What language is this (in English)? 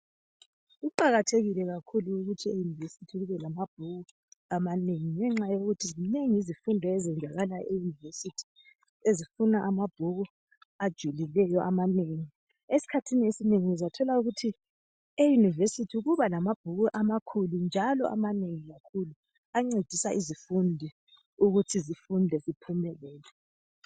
North Ndebele